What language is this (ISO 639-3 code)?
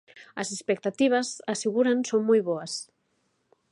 glg